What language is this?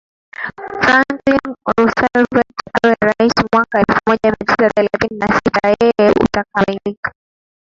Swahili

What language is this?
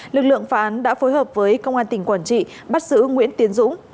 Vietnamese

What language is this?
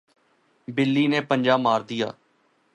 Urdu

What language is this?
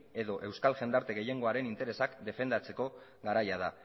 Basque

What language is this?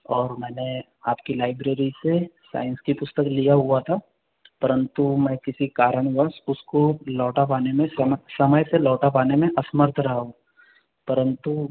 Hindi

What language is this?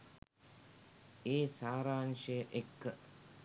Sinhala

